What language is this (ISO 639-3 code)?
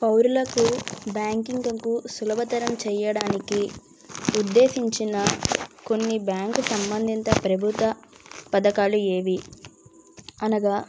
tel